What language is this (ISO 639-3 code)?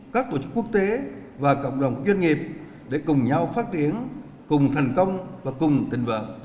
vie